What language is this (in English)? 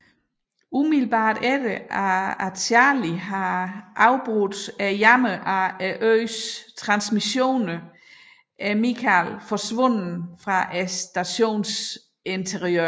Danish